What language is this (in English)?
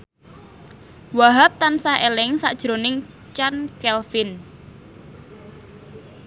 Javanese